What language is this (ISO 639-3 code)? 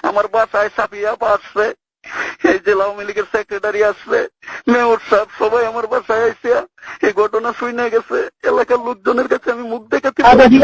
eng